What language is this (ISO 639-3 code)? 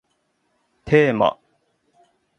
jpn